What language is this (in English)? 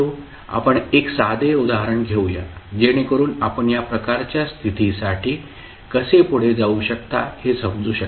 Marathi